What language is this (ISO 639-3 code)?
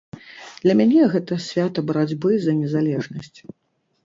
bel